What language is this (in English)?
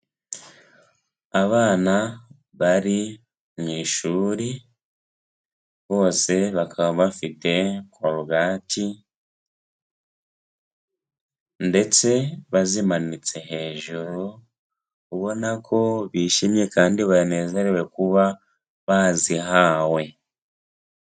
Kinyarwanda